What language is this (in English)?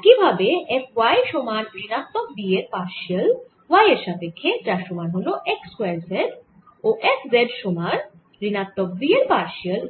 Bangla